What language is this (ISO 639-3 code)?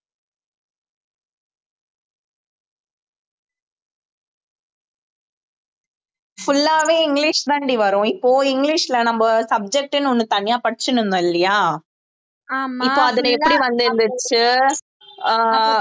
tam